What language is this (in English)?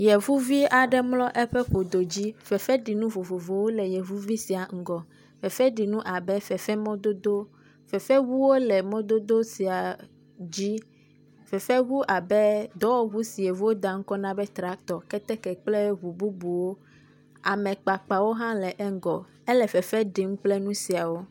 Ewe